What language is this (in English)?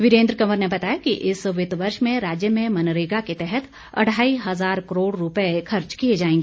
Hindi